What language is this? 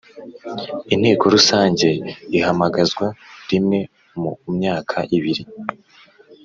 Kinyarwanda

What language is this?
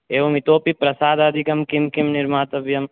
Sanskrit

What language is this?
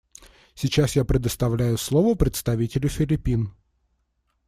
Russian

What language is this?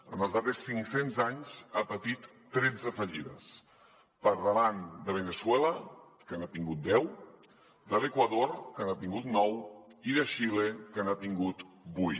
Catalan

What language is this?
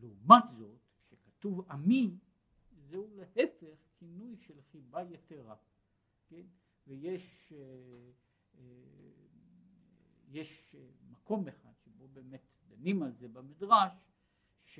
Hebrew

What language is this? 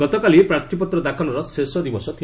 Odia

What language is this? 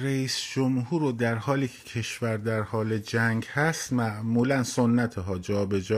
Persian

